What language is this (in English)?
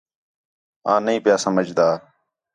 Khetrani